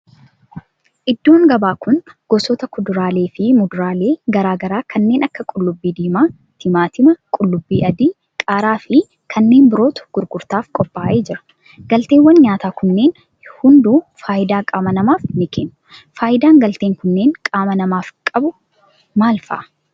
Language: Oromo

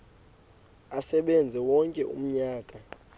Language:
Xhosa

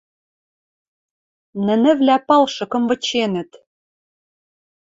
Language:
Western Mari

